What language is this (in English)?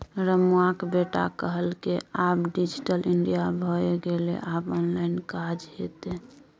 Maithili